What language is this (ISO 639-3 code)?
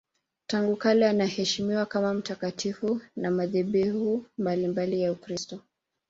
swa